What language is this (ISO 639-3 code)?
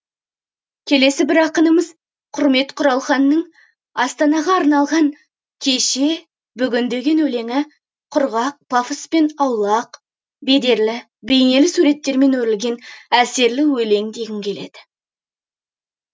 kaz